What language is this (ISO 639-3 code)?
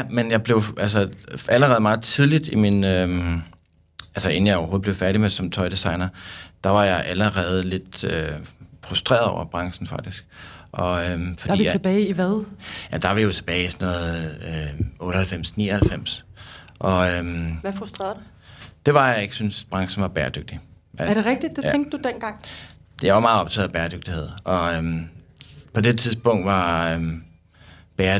dan